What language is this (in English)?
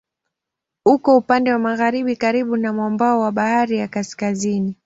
Swahili